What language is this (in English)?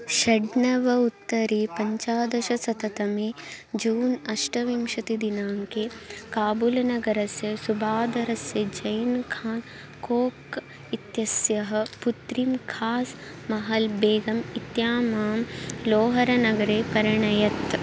Sanskrit